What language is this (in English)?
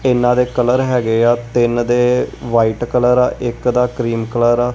Punjabi